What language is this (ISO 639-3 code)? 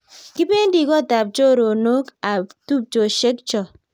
kln